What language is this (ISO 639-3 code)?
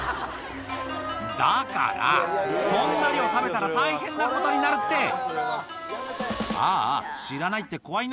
jpn